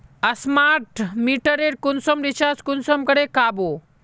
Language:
Magahi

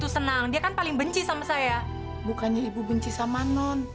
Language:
Indonesian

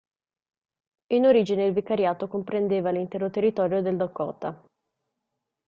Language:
Italian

